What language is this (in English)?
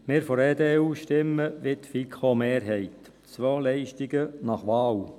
Swiss German